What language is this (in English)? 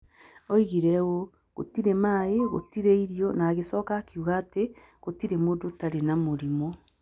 Kikuyu